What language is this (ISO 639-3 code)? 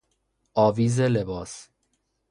fas